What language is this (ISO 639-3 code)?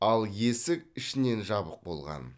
kaz